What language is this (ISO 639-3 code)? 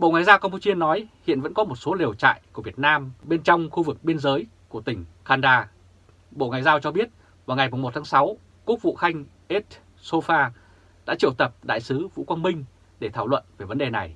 vie